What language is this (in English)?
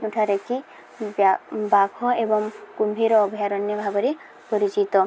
Odia